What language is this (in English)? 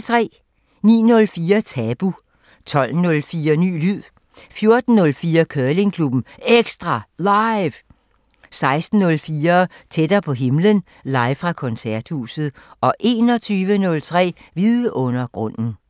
Danish